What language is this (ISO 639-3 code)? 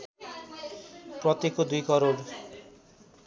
nep